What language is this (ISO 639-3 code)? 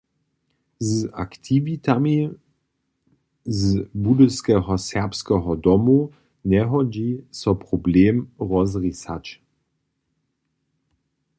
hsb